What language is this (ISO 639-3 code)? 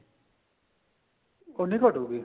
pan